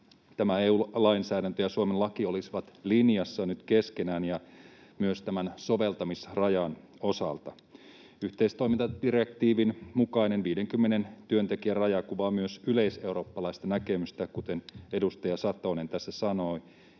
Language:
Finnish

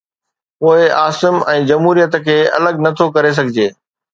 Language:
Sindhi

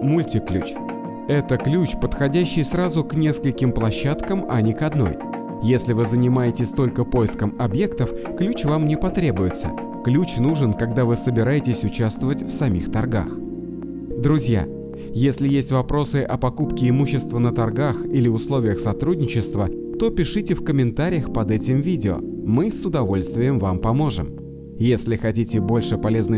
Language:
Russian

